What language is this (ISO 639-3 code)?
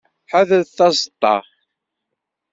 kab